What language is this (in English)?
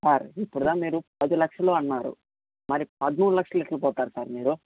Telugu